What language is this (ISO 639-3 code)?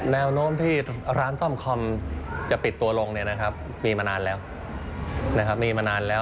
tha